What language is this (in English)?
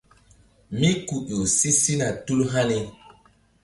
Mbum